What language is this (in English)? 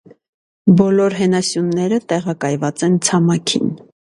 Armenian